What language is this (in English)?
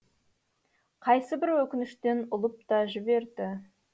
Kazakh